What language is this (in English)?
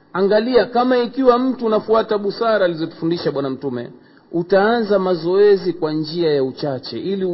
Swahili